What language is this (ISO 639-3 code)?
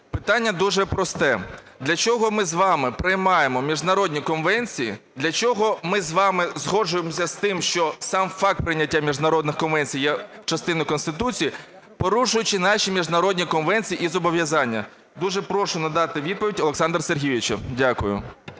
ukr